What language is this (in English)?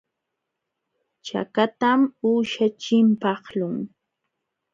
Jauja Wanca Quechua